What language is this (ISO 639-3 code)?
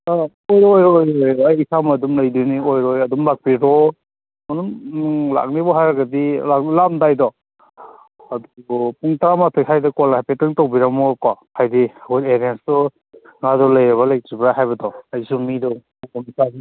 mni